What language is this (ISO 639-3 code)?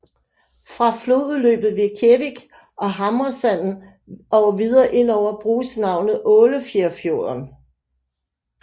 dan